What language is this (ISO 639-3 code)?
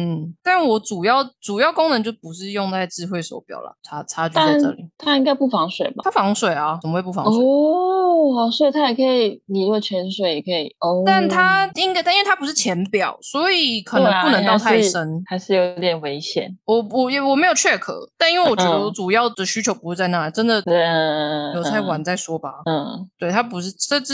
zho